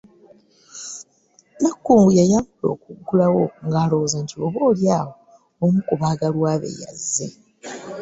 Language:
Ganda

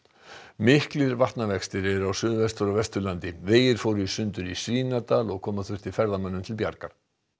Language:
Icelandic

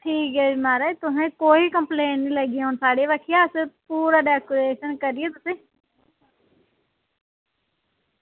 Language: Dogri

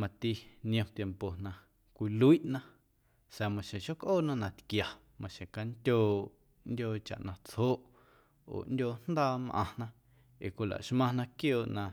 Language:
Guerrero Amuzgo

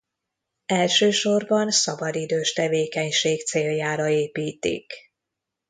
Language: Hungarian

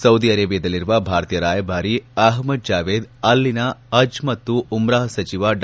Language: Kannada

